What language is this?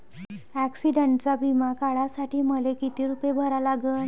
Marathi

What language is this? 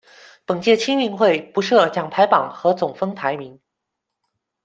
Chinese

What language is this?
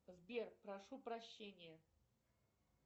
Russian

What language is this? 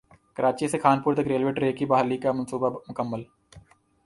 Urdu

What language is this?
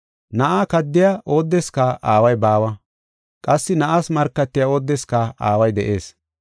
Gofa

